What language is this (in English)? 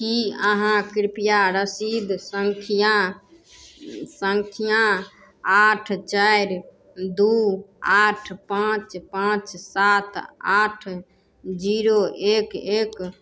Maithili